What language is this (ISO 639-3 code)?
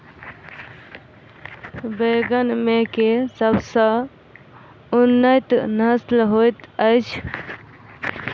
mai